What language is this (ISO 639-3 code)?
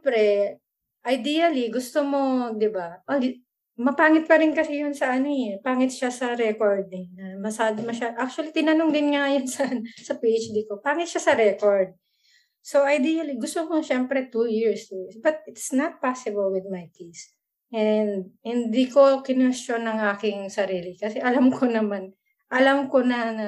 fil